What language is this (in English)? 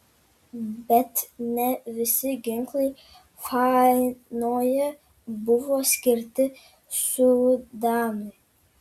Lithuanian